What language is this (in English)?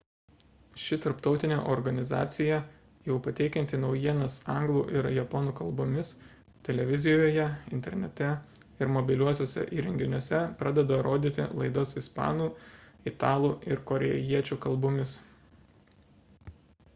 Lithuanian